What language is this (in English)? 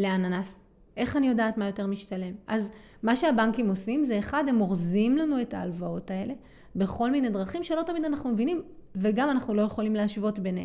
Hebrew